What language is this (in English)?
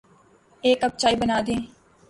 Urdu